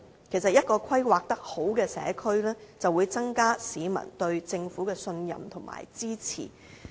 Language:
Cantonese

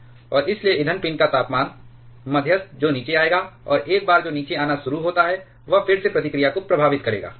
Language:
Hindi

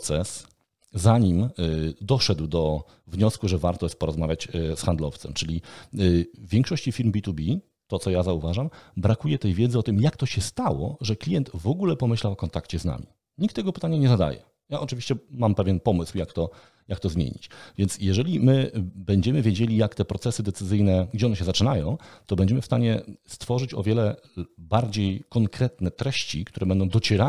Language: Polish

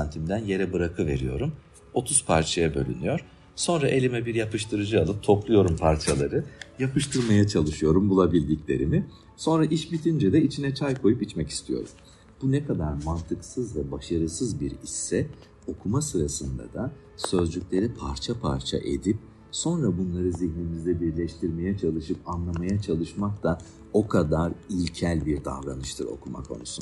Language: Turkish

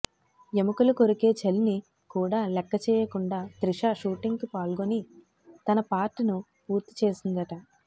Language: Telugu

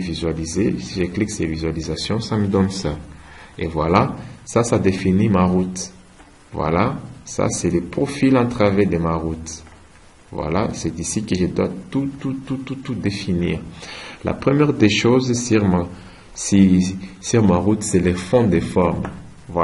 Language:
French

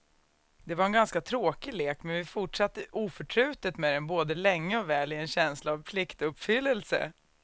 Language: Swedish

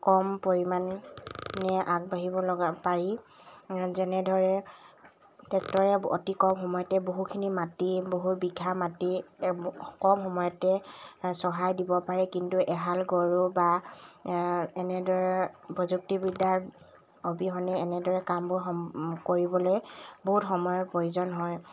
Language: Assamese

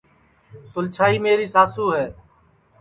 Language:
Sansi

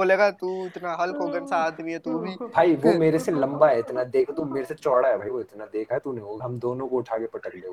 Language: Hindi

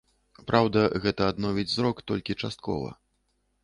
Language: Belarusian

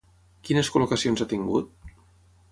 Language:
Catalan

